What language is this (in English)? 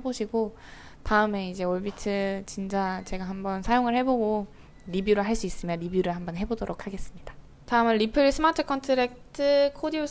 Korean